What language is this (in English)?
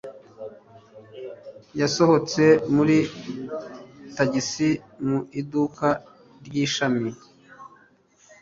Kinyarwanda